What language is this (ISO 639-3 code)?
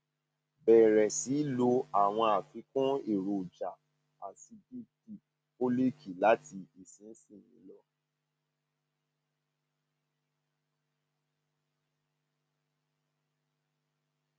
yor